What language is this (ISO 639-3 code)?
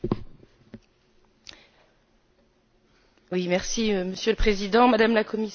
fra